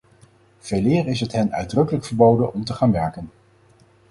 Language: Dutch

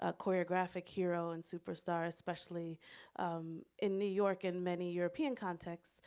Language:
English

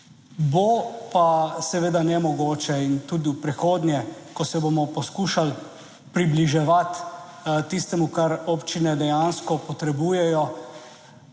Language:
Slovenian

